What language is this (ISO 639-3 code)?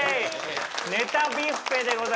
jpn